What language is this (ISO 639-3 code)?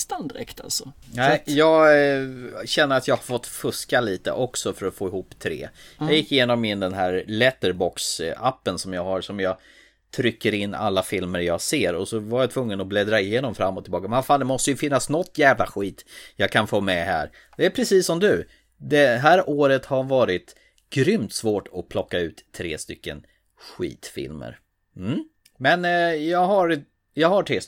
swe